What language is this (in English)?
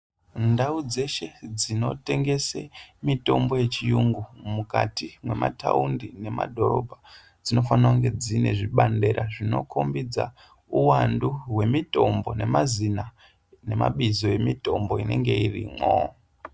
Ndau